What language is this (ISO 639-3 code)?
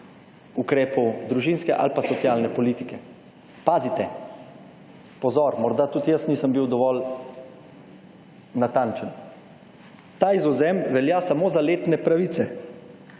slv